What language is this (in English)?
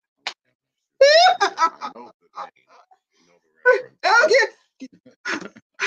English